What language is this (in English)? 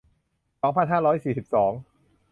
Thai